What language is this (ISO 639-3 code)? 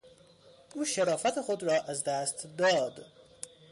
fas